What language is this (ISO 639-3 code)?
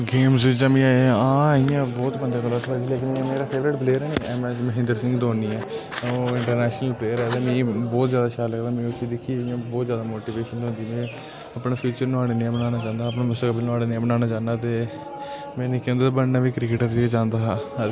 doi